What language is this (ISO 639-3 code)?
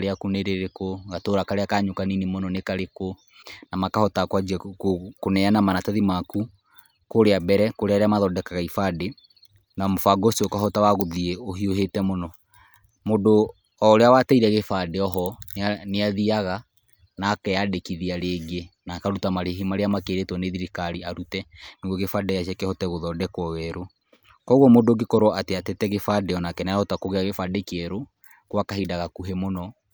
kik